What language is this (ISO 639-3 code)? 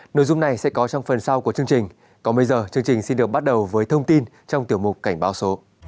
vie